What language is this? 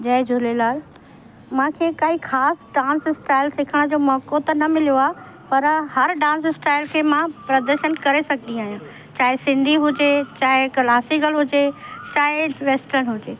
Sindhi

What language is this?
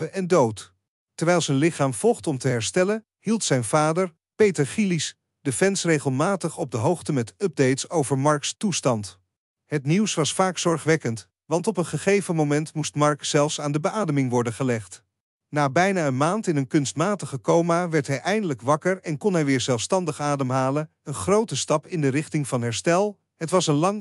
Dutch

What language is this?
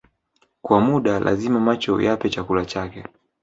Swahili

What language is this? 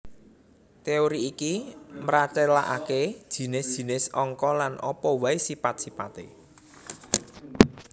Javanese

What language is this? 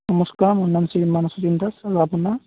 Assamese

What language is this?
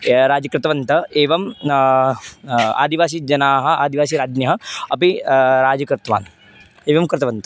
Sanskrit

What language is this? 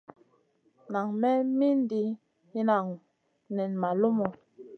Masana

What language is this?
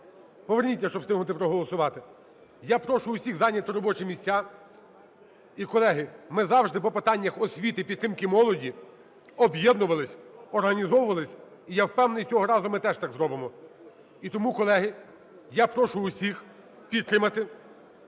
Ukrainian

